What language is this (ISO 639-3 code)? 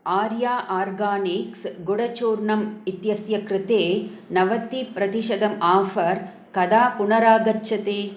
san